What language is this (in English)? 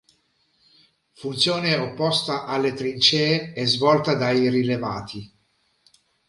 Italian